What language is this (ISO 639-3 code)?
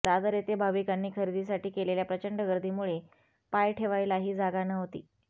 mar